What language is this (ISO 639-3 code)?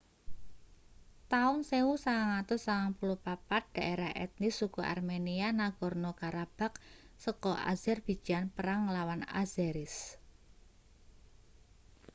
jav